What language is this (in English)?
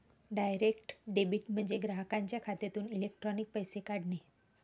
Marathi